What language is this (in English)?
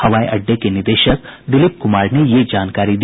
Hindi